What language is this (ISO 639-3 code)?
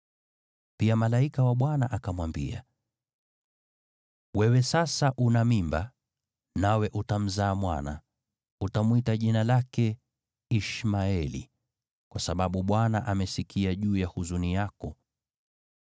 swa